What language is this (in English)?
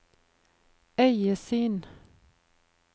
Norwegian